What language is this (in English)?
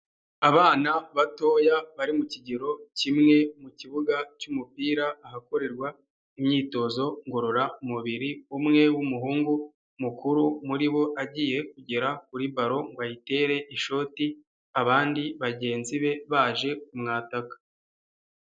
Kinyarwanda